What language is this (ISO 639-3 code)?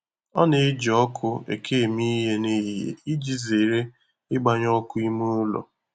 ibo